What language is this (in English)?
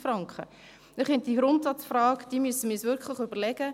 Swiss German